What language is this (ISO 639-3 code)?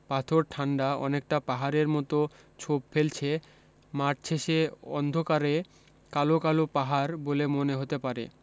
ben